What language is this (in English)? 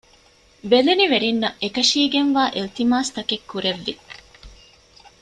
Divehi